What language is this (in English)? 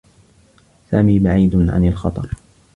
Arabic